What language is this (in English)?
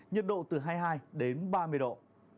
Vietnamese